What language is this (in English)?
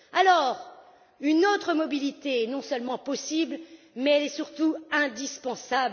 French